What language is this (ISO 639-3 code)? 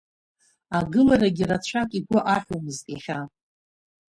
abk